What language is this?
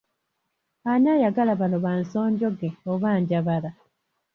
Ganda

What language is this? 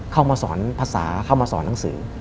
Thai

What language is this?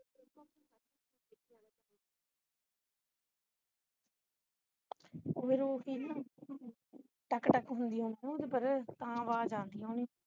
Punjabi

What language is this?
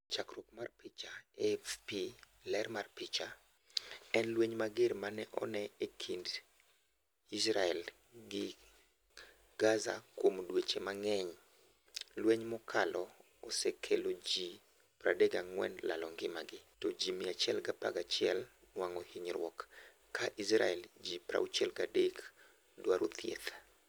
Luo (Kenya and Tanzania)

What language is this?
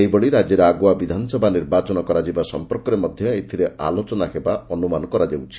Odia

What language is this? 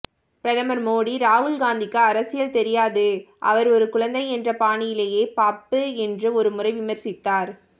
Tamil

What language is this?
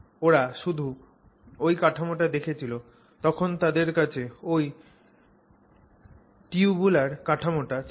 Bangla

